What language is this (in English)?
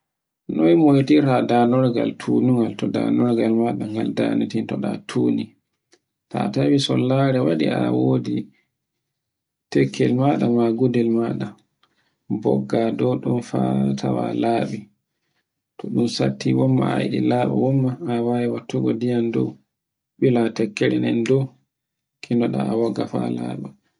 Borgu Fulfulde